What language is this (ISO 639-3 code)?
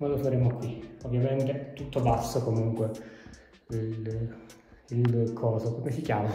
ita